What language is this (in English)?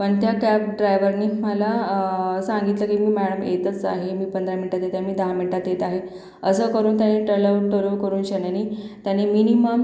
Marathi